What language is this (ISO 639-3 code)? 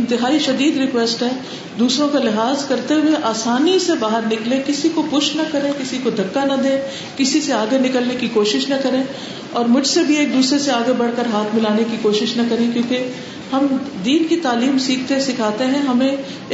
urd